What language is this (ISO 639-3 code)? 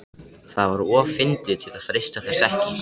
isl